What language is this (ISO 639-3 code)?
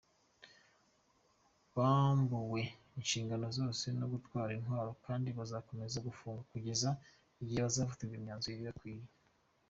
kin